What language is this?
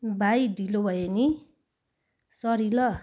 Nepali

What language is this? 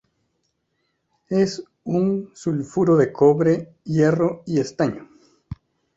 Spanish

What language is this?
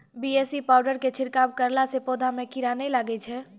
Maithili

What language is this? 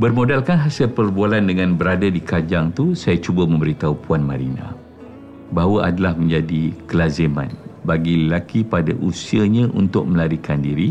Malay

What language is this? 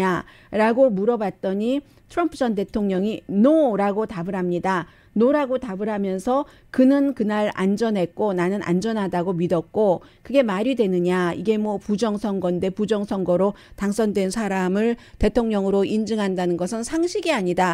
Korean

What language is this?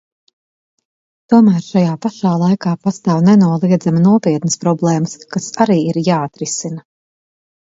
Latvian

